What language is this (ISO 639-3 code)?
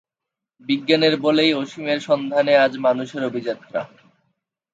ben